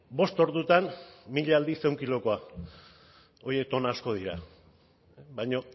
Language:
Basque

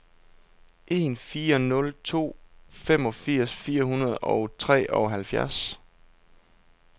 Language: Danish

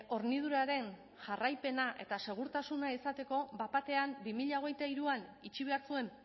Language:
Basque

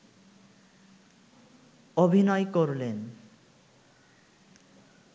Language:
Bangla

